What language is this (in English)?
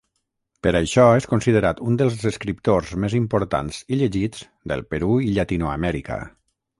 Catalan